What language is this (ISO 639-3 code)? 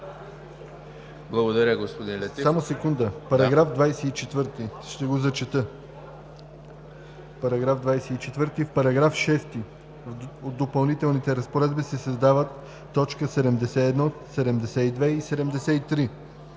bul